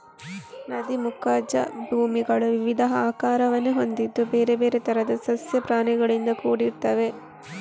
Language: Kannada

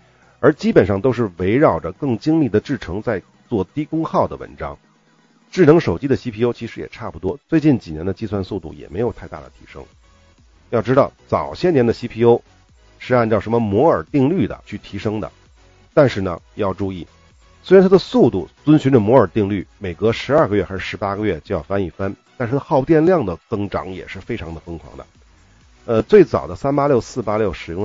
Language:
Chinese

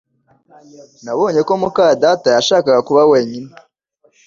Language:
Kinyarwanda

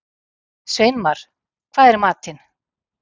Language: Icelandic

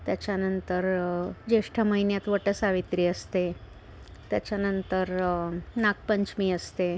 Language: Marathi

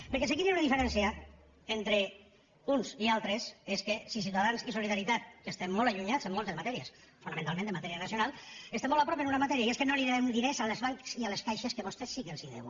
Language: Catalan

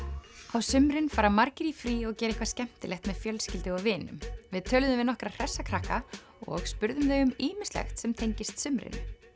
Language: Icelandic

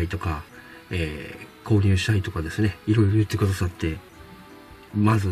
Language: Japanese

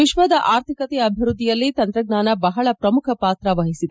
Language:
Kannada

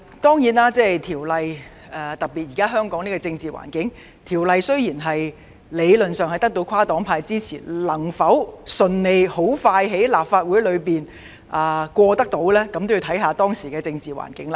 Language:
Cantonese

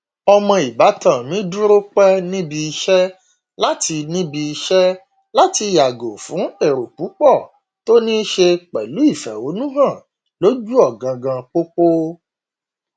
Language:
Yoruba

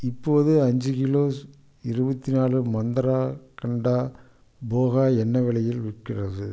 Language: Tamil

